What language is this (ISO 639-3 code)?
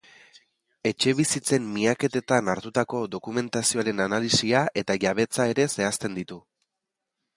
eus